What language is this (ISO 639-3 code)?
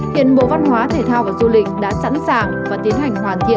vie